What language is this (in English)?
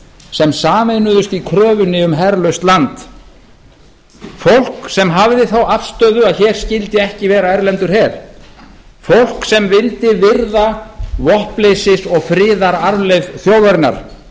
Icelandic